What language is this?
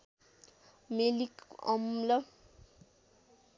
Nepali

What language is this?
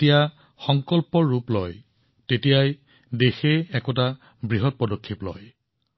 Assamese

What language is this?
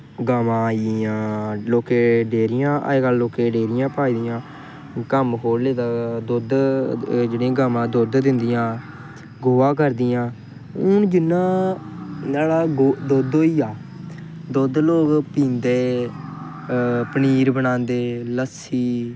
Dogri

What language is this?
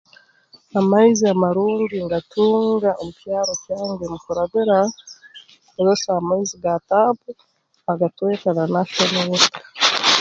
Tooro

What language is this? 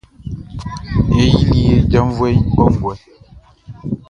Baoulé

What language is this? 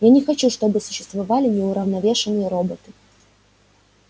Russian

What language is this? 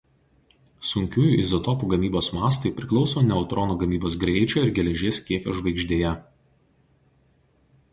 Lithuanian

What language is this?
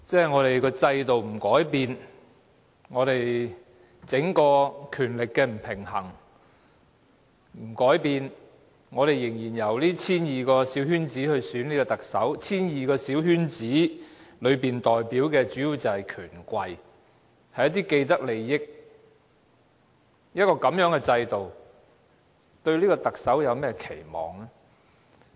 Cantonese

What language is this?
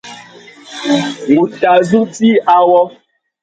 Tuki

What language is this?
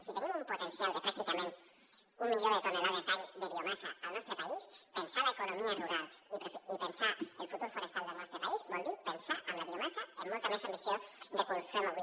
Catalan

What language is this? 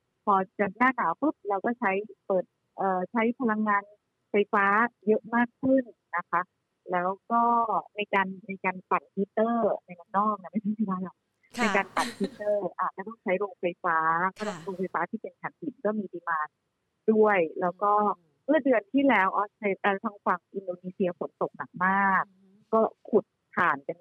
Thai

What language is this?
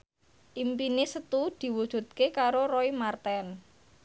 Javanese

